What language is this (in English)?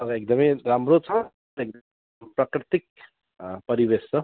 Nepali